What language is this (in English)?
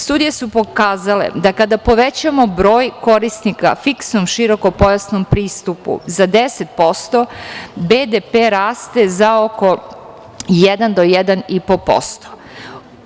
Serbian